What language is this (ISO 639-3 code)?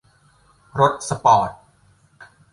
tha